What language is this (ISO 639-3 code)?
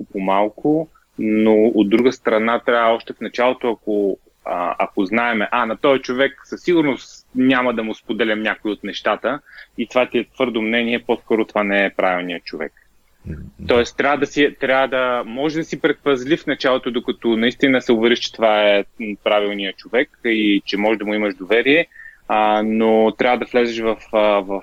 bul